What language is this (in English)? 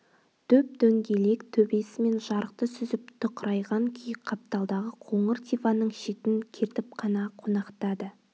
Kazakh